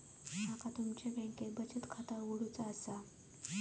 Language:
Marathi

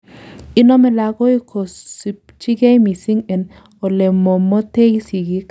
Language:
Kalenjin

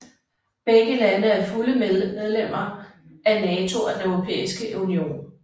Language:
Danish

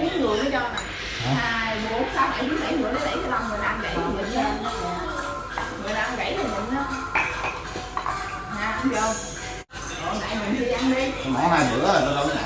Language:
Vietnamese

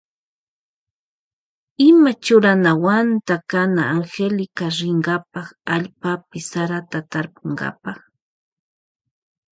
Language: Loja Highland Quichua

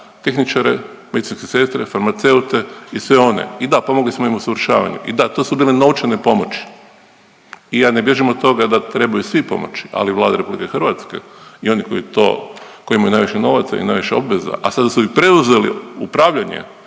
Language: Croatian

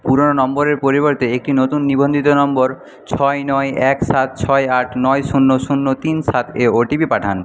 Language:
Bangla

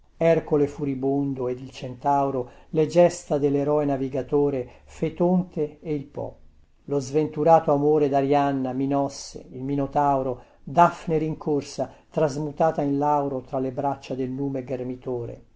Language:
Italian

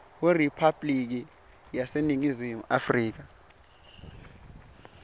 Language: Swati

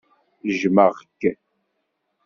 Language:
Kabyle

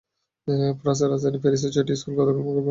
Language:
Bangla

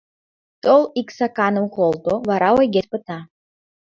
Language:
Mari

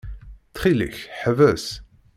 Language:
Kabyle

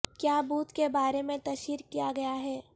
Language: Urdu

